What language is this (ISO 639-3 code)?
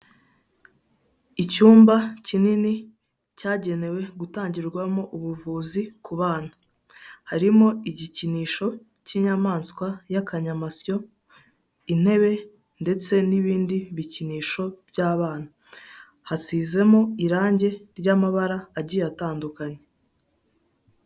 kin